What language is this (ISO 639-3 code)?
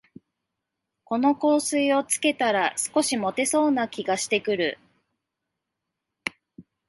jpn